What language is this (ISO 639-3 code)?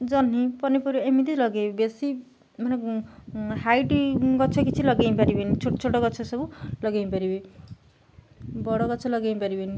ori